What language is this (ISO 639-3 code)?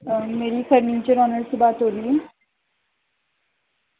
urd